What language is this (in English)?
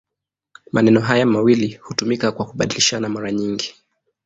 Swahili